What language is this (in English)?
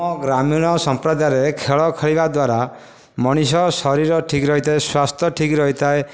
Odia